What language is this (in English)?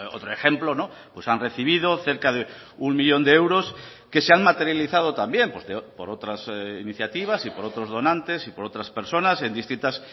Spanish